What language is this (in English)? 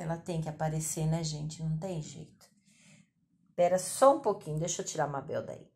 Portuguese